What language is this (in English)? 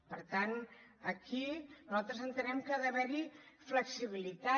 Catalan